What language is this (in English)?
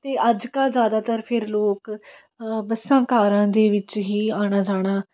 Punjabi